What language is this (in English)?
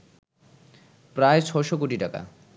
Bangla